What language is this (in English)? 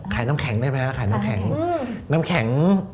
Thai